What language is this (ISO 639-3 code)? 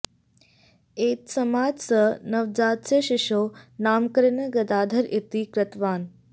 san